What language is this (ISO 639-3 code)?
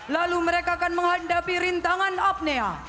ind